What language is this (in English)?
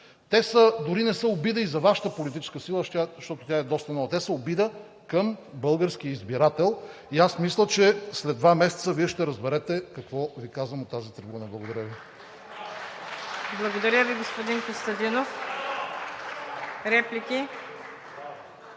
Bulgarian